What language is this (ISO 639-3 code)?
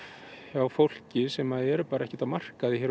isl